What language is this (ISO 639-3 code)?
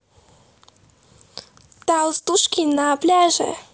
rus